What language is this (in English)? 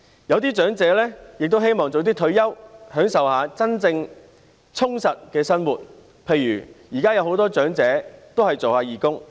Cantonese